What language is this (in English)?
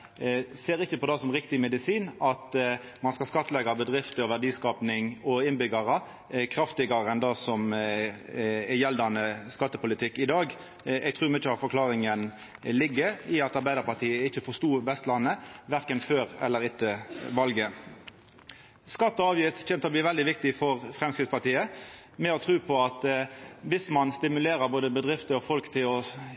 Norwegian Nynorsk